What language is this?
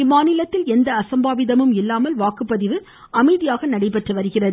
Tamil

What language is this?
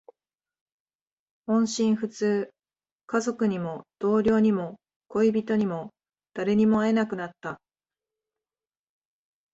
Japanese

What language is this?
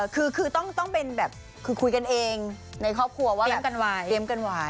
Thai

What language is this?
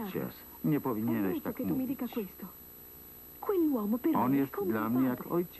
Polish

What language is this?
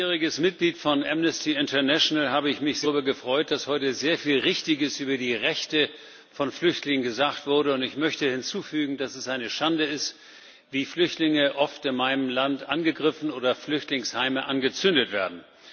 German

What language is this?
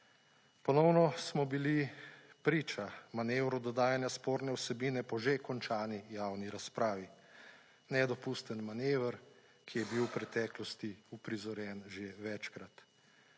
Slovenian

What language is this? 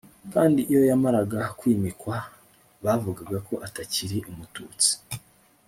Kinyarwanda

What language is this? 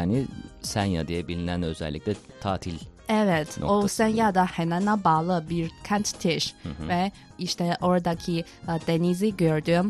Turkish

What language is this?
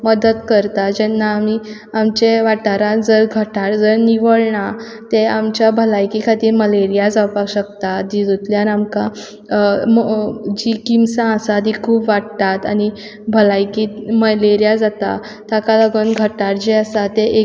Konkani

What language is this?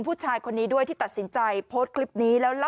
Thai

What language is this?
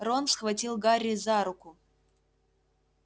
Russian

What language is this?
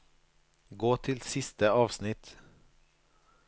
Norwegian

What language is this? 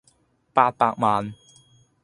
Cantonese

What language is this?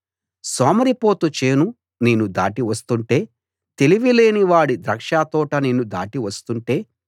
Telugu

